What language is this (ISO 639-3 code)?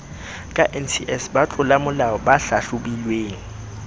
sot